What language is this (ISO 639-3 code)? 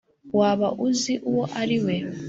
kin